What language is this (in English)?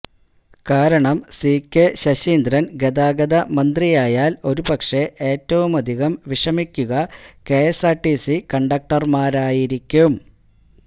Malayalam